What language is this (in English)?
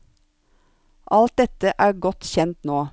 Norwegian